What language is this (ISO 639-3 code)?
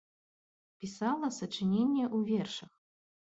bel